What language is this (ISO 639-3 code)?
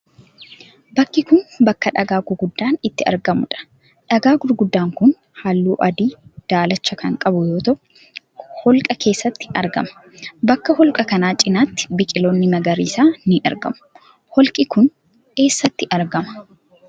orm